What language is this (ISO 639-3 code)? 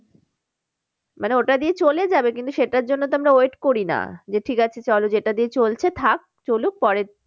ben